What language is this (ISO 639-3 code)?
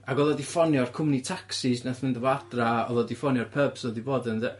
cym